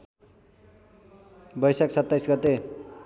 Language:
Nepali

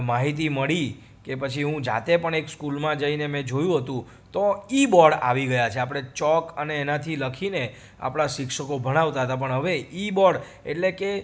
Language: Gujarati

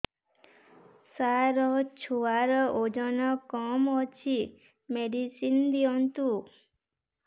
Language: Odia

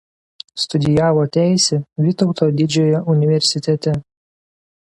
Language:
Lithuanian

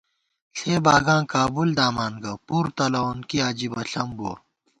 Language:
Gawar-Bati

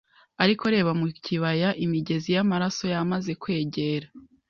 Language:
Kinyarwanda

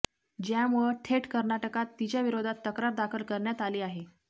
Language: Marathi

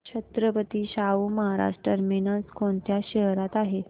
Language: Marathi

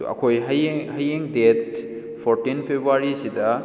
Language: Manipuri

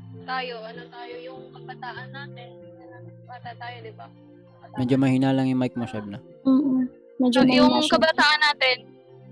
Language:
Filipino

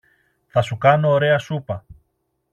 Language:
Greek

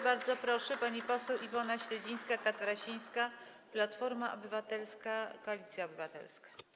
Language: Polish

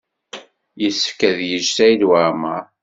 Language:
Kabyle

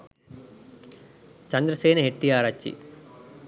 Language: Sinhala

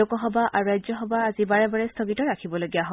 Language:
Assamese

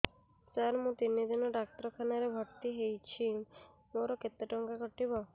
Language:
Odia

